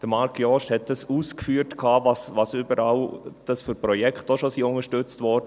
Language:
Swiss German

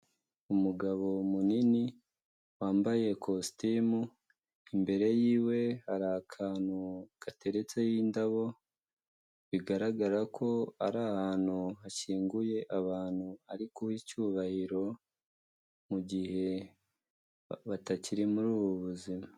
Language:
Kinyarwanda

